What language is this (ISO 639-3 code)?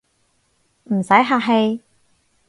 yue